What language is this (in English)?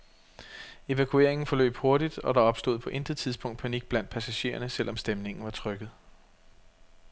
Danish